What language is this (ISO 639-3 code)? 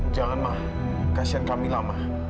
ind